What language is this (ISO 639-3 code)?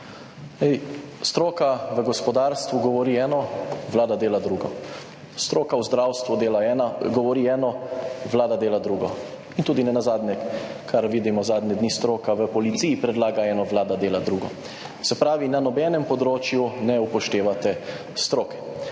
slv